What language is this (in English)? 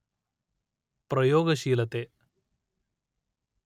Kannada